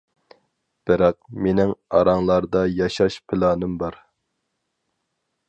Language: Uyghur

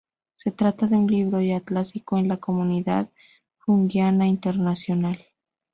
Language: Spanish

